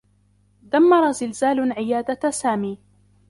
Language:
Arabic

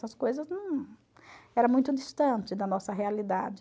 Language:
Portuguese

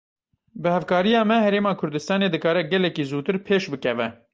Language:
Kurdish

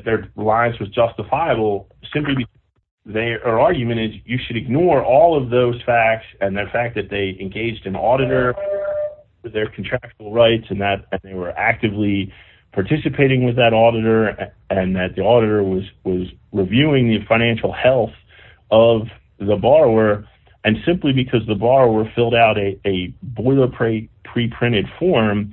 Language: English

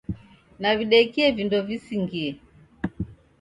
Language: Taita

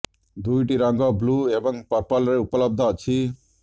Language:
Odia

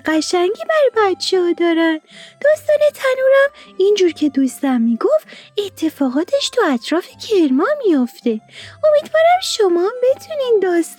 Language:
Persian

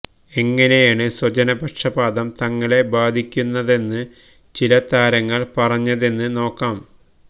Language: Malayalam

